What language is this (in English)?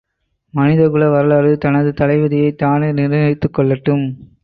Tamil